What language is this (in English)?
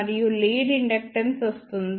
Telugu